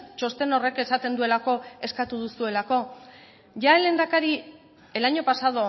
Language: Basque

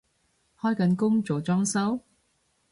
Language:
Cantonese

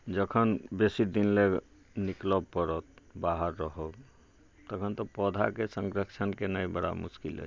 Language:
Maithili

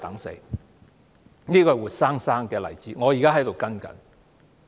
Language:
Cantonese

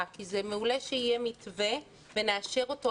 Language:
Hebrew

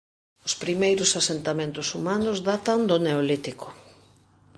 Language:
Galician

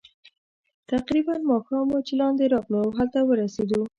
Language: Pashto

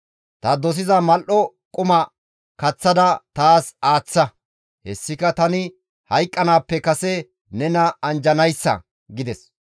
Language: Gamo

